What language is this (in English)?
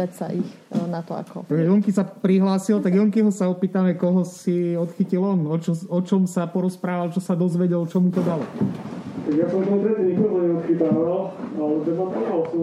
Slovak